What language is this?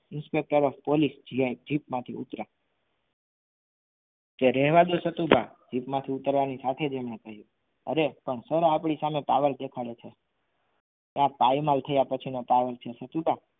Gujarati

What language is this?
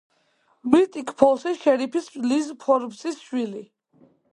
Georgian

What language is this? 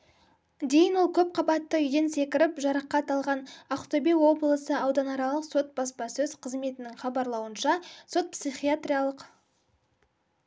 Kazakh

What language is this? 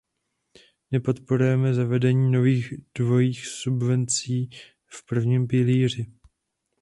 Czech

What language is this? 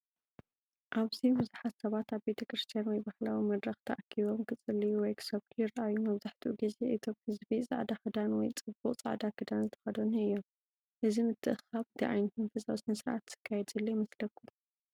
Tigrinya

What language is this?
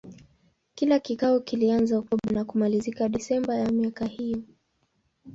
Swahili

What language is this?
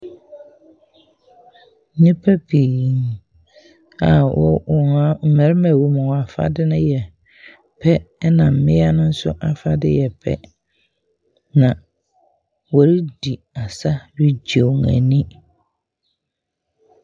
Akan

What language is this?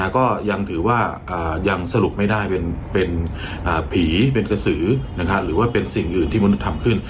Thai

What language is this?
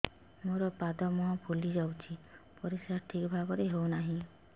Odia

